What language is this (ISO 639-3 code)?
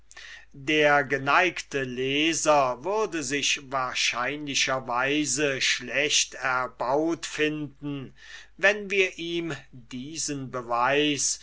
deu